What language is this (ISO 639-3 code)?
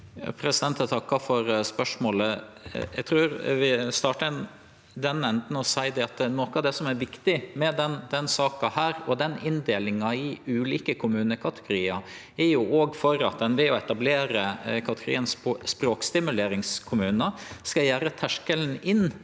nor